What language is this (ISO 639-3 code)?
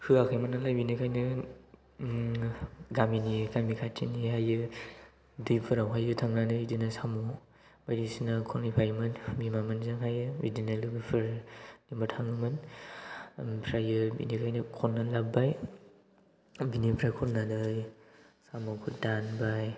brx